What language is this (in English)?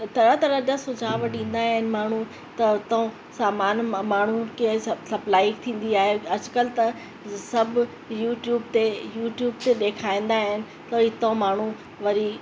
Sindhi